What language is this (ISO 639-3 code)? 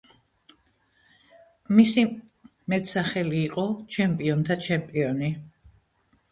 kat